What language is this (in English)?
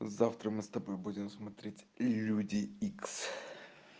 Russian